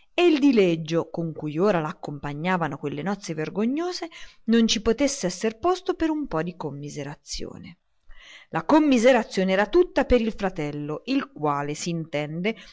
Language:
Italian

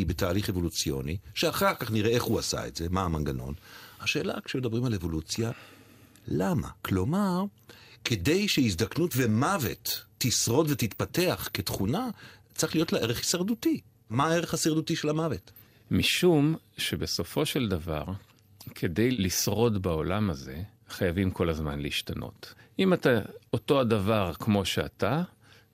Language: Hebrew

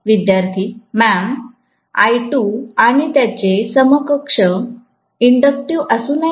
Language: Marathi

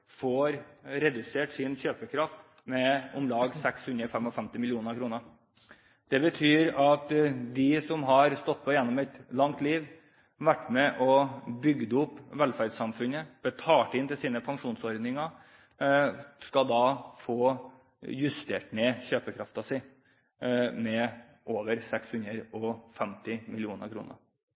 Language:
Norwegian Bokmål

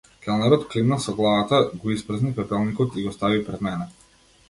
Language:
Macedonian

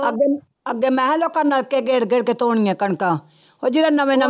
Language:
Punjabi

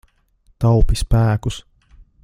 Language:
Latvian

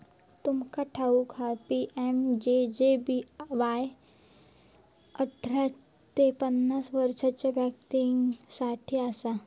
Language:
Marathi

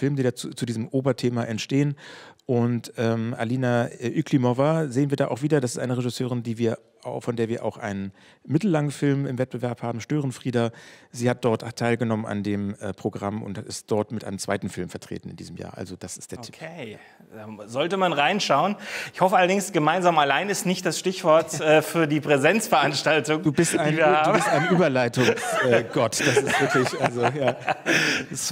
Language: German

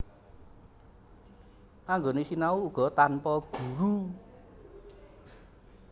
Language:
Javanese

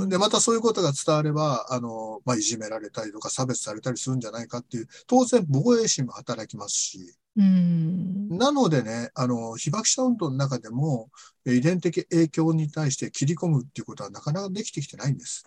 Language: Japanese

